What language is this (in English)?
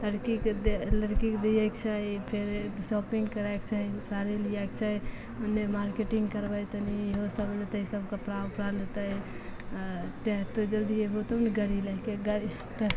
Maithili